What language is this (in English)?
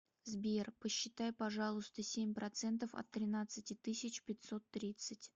Russian